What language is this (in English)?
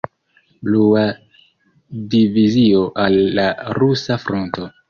Esperanto